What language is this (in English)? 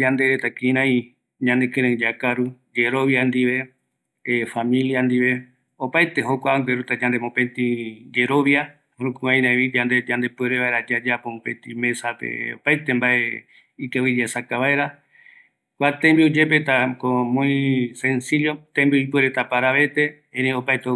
Eastern Bolivian Guaraní